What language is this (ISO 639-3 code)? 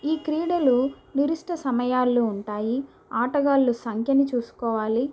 tel